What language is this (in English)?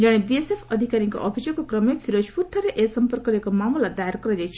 Odia